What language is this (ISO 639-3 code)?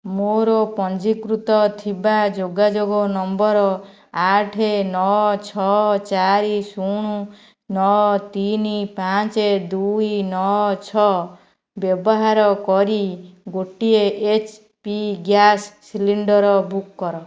ori